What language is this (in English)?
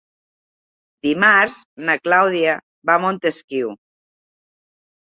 Catalan